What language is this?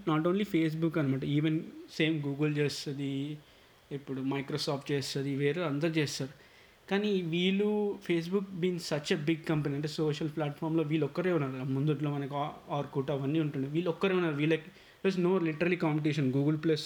Telugu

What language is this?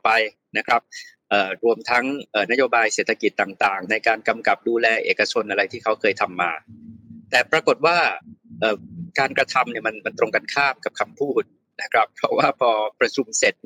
Thai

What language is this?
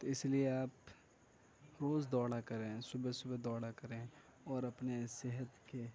Urdu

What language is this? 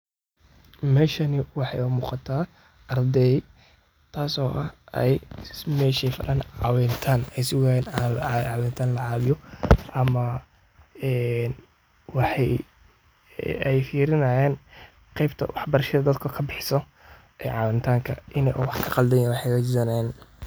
Somali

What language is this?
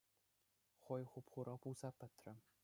Chuvash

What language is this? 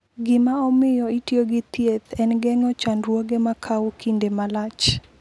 Luo (Kenya and Tanzania)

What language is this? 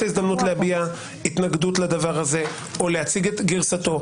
Hebrew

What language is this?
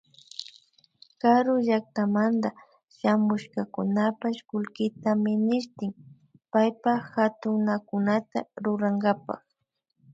Imbabura Highland Quichua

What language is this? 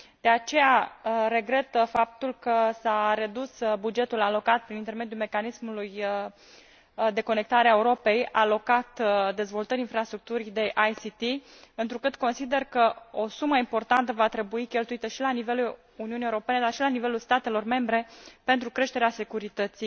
Romanian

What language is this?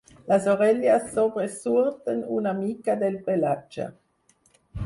Catalan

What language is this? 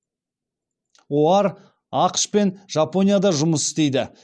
Kazakh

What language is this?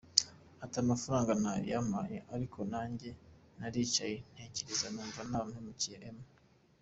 Kinyarwanda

